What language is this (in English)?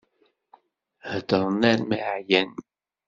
Kabyle